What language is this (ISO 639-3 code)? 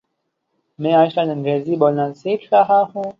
urd